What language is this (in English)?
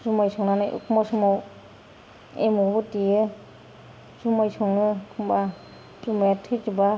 Bodo